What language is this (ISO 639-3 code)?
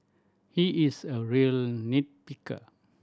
eng